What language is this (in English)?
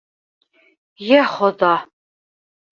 Bashkir